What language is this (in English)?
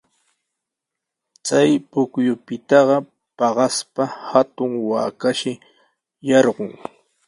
Sihuas Ancash Quechua